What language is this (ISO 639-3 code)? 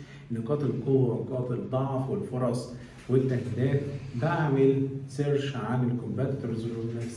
ara